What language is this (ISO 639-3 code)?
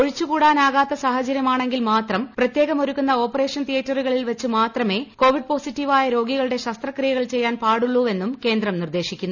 mal